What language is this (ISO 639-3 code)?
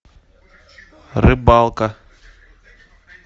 rus